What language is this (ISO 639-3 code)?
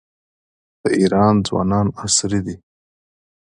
pus